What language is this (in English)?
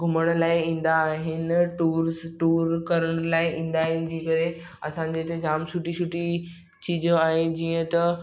Sindhi